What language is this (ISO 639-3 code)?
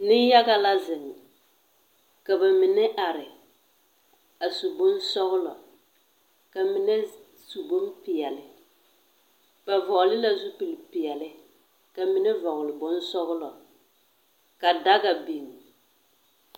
dga